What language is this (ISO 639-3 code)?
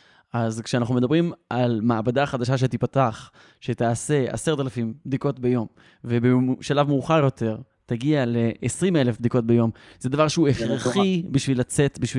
heb